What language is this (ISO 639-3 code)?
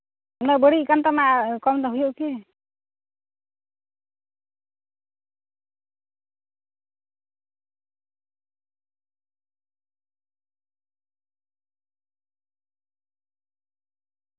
sat